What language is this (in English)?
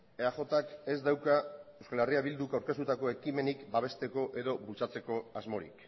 Basque